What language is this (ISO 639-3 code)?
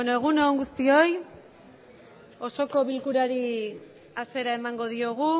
eus